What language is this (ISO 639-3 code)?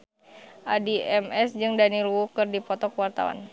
sun